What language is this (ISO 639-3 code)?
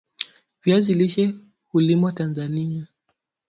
swa